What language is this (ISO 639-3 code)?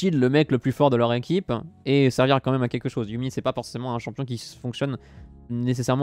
fra